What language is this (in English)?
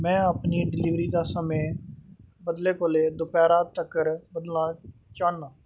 Dogri